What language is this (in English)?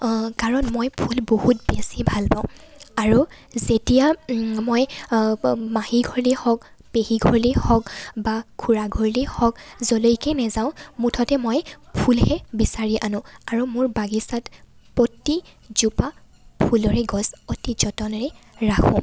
Assamese